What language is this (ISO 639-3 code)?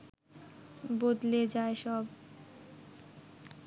ben